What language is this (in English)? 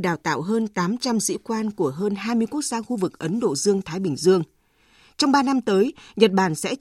Vietnamese